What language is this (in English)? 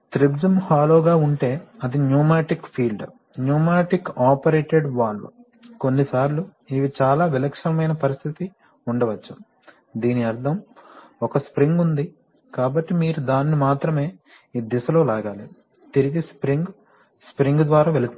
Telugu